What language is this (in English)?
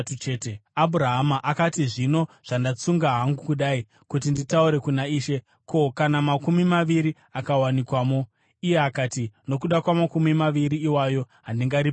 Shona